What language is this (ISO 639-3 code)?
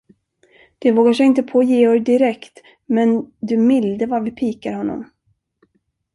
swe